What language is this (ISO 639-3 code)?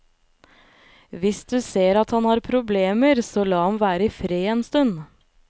nor